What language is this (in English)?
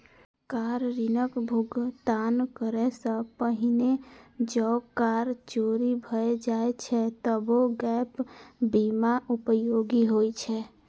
Maithili